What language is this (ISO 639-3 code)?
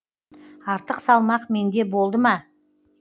kaz